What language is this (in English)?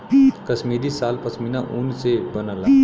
Bhojpuri